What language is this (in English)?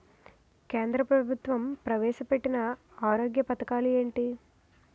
Telugu